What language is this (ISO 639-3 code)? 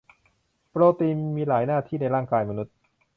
tha